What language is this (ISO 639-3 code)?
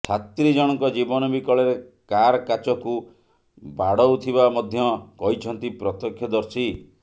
ori